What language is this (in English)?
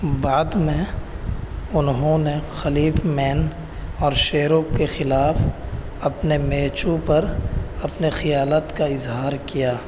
Urdu